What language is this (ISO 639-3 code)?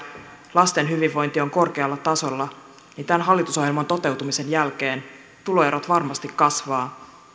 fin